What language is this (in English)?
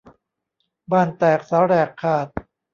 Thai